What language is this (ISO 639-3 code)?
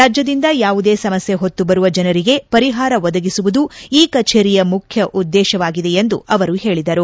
kan